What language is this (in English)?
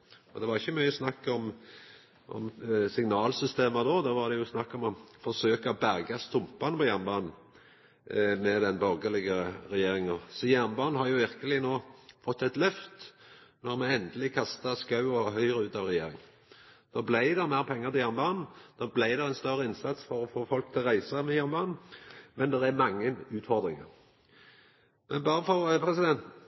Norwegian Nynorsk